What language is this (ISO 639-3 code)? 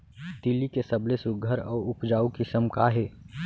hne